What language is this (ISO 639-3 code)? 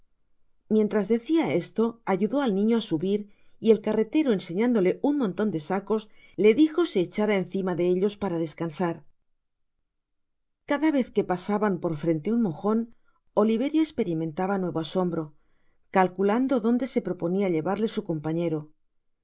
spa